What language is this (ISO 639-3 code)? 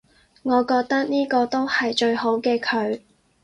yue